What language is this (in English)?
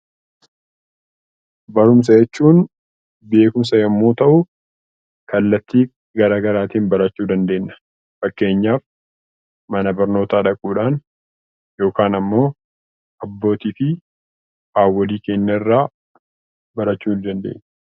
Oromo